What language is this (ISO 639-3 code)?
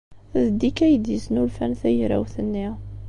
kab